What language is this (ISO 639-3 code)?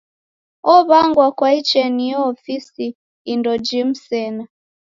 dav